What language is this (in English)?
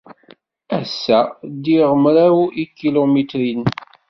Kabyle